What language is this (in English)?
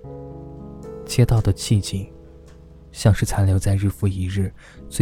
Chinese